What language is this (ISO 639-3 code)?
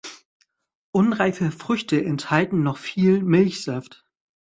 deu